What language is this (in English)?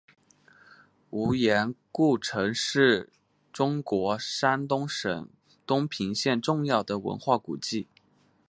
Chinese